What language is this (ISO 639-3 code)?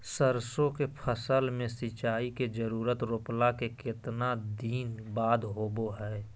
mag